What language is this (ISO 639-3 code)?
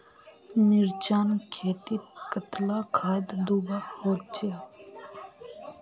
mag